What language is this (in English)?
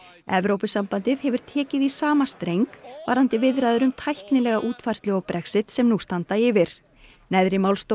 Icelandic